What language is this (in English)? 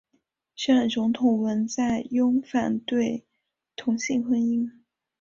Chinese